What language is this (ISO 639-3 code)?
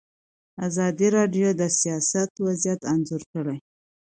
pus